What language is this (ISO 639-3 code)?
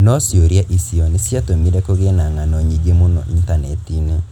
kik